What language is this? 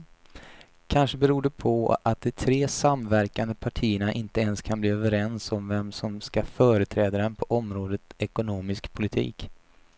Swedish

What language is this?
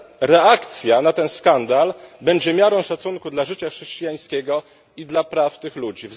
Polish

